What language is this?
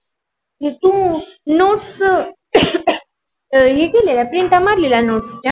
Marathi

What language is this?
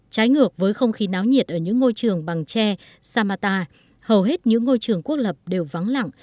Vietnamese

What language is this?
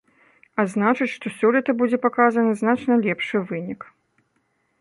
Belarusian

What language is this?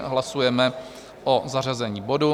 Czech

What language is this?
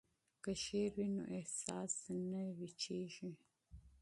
Pashto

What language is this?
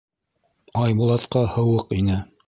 Bashkir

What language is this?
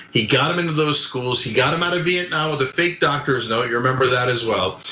English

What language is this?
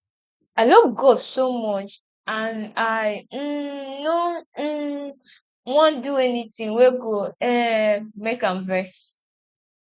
Nigerian Pidgin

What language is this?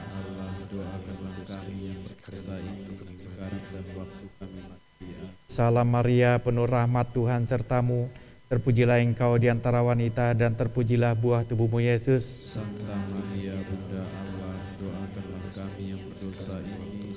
Indonesian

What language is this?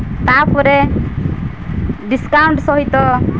Odia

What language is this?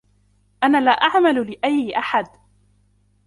Arabic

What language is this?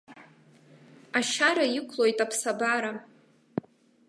Abkhazian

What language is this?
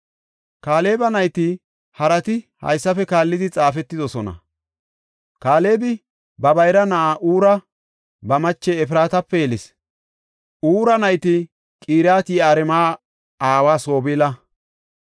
Gofa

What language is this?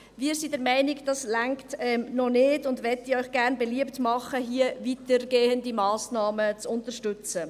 Swiss German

